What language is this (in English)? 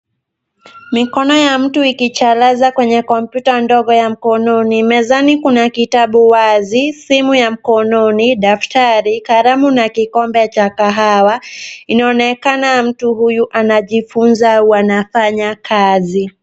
Swahili